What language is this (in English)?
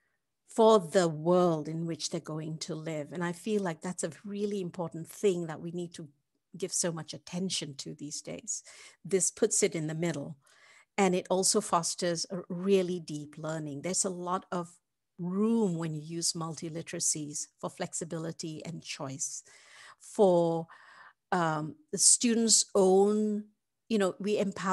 English